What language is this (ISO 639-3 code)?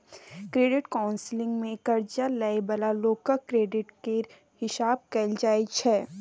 mai